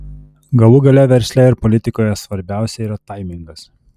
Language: Lithuanian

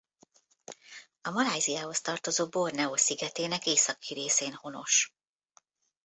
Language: Hungarian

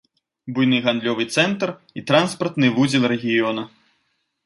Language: Belarusian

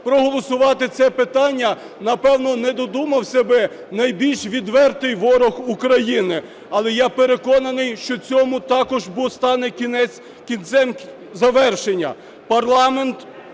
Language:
Ukrainian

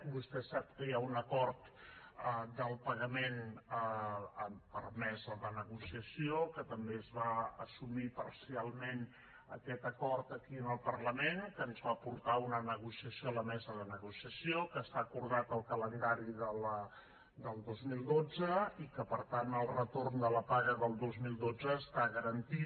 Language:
Catalan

